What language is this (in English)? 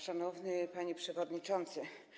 Polish